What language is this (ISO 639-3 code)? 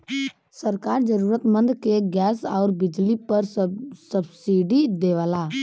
bho